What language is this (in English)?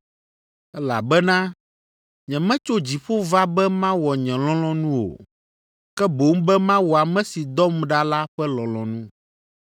Ewe